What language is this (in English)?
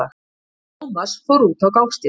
Icelandic